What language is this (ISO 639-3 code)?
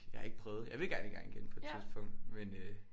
dan